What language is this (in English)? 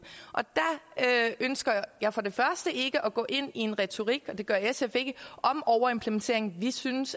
Danish